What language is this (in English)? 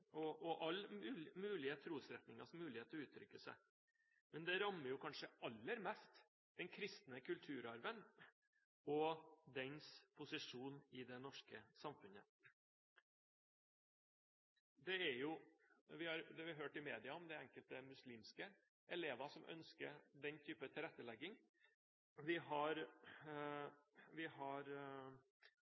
Norwegian Bokmål